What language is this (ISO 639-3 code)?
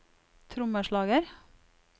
nor